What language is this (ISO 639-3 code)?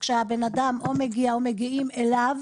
heb